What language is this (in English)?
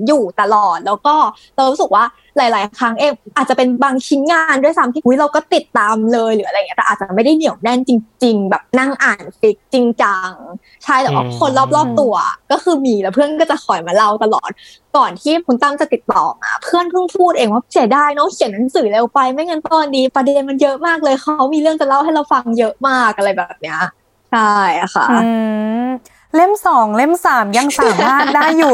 Thai